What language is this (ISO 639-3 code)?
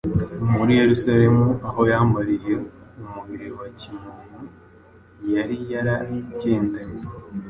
kin